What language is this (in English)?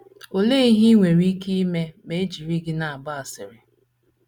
Igbo